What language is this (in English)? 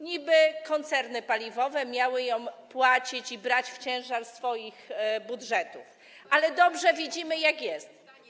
Polish